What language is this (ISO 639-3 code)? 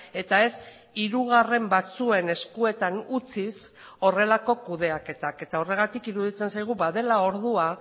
eus